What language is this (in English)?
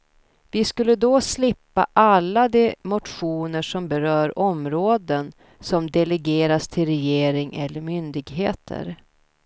Swedish